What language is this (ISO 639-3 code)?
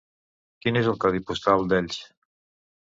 cat